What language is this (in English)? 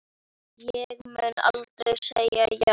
Icelandic